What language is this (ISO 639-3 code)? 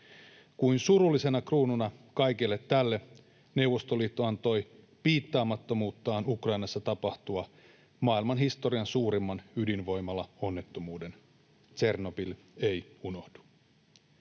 fin